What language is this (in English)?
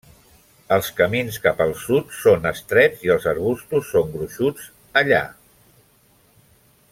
Catalan